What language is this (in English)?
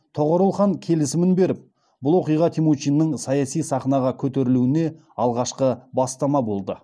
Kazakh